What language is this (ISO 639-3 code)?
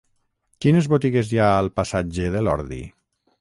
cat